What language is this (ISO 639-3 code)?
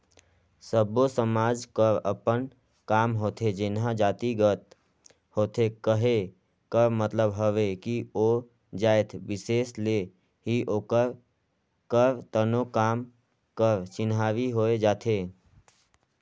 hne